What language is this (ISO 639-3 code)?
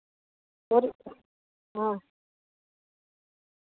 doi